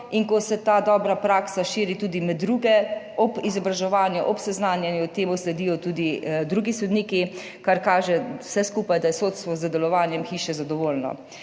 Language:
Slovenian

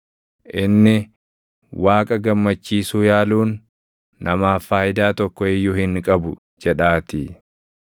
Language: Oromo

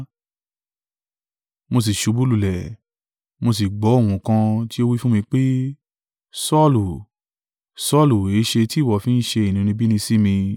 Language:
Yoruba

